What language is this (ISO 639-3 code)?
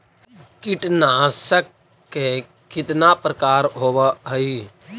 mag